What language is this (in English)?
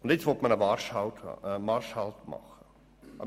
Swiss German